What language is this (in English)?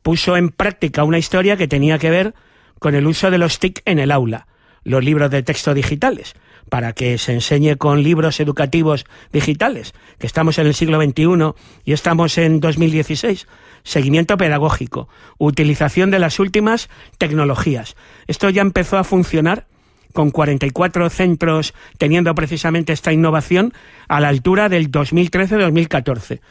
Spanish